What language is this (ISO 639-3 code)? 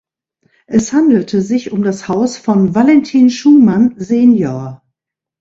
deu